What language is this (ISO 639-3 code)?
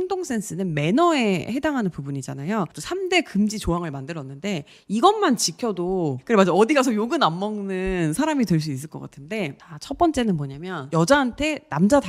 kor